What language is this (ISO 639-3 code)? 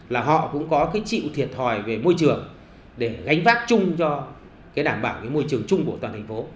vie